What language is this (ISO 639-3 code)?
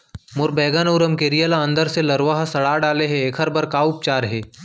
hne